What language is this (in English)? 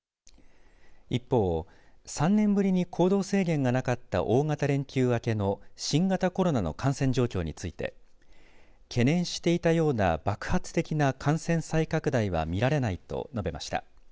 Japanese